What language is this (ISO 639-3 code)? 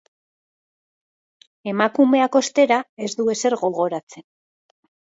eus